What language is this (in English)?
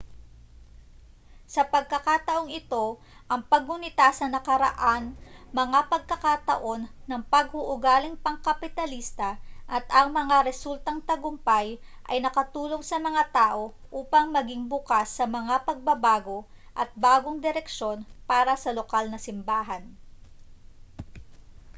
Filipino